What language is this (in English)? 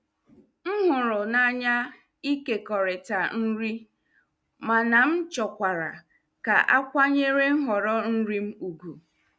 Igbo